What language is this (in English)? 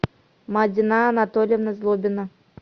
Russian